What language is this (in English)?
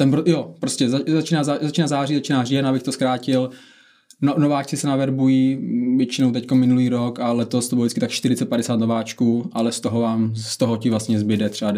Czech